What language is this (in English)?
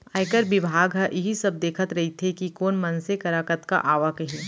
Chhattisgarhi